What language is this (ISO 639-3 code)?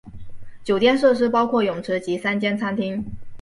zho